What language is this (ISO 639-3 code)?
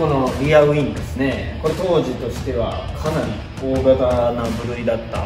jpn